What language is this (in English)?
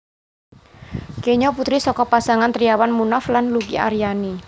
Javanese